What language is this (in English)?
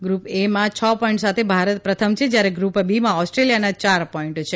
Gujarati